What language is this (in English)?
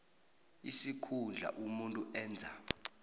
South Ndebele